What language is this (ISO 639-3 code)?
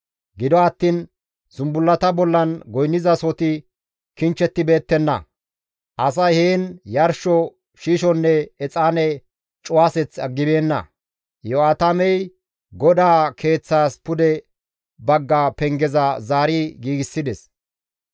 gmv